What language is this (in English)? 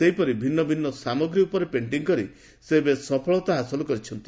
Odia